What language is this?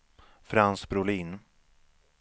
Swedish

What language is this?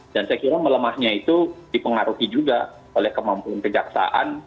Indonesian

